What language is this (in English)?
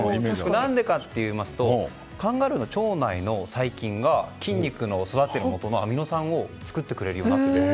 Japanese